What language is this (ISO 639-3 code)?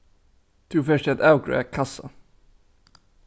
fao